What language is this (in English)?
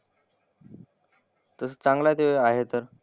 Marathi